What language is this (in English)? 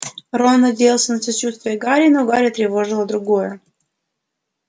Russian